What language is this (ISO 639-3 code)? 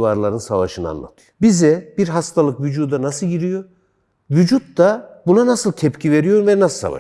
tur